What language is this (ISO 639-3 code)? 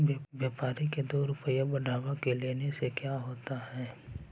mag